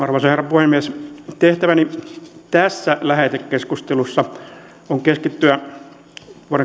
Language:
Finnish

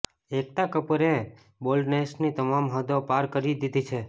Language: Gujarati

